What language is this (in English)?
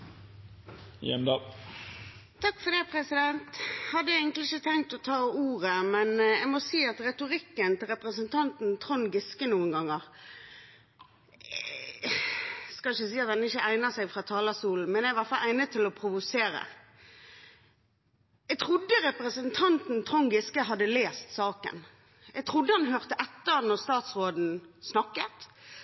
Norwegian Bokmål